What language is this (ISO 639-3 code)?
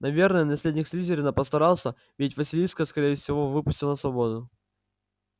rus